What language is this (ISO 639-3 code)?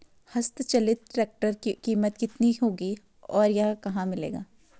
hin